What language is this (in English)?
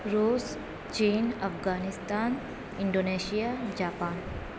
Urdu